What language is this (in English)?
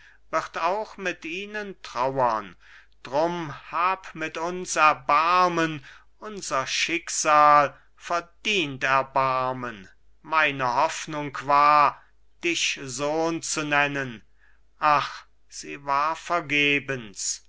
German